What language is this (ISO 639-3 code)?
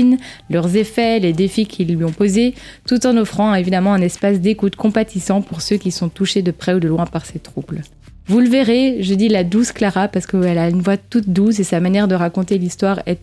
fra